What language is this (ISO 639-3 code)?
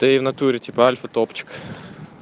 rus